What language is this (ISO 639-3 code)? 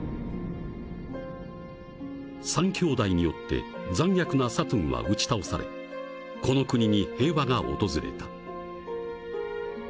jpn